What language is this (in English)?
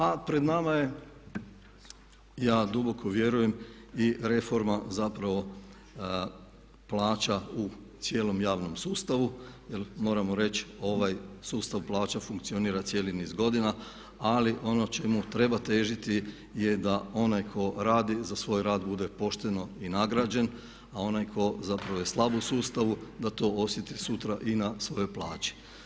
Croatian